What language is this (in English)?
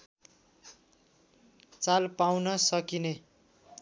Nepali